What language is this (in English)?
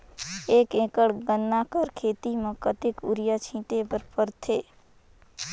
Chhattisgarhi